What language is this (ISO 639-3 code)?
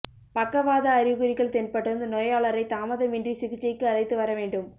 tam